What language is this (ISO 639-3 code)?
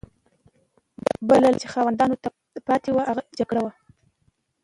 pus